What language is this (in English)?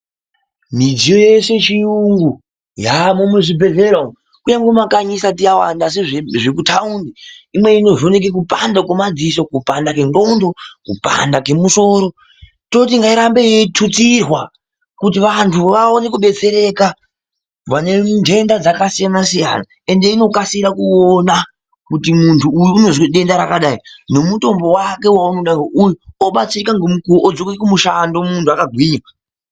Ndau